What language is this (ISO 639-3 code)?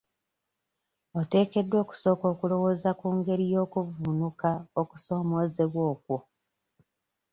lug